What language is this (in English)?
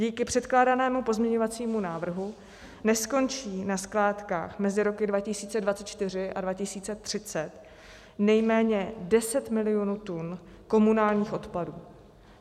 Czech